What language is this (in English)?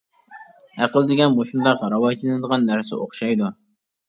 Uyghur